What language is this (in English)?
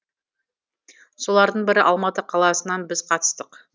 Kazakh